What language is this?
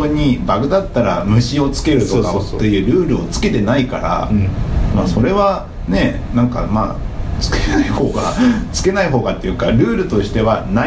Japanese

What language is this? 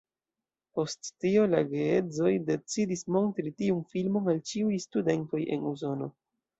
Esperanto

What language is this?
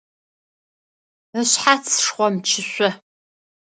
Adyghe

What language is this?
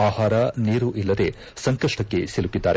Kannada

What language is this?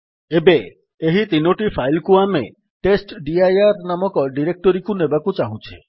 Odia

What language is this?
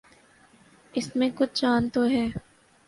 Urdu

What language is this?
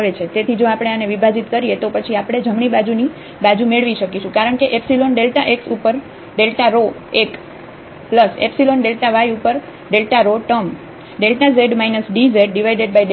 Gujarati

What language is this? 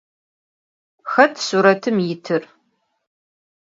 Adyghe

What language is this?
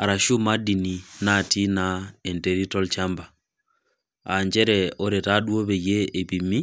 Masai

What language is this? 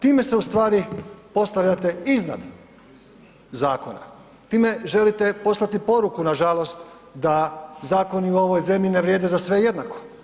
Croatian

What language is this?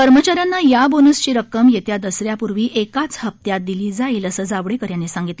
Marathi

